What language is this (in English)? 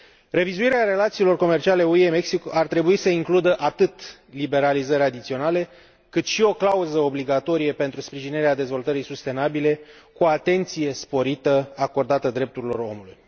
Romanian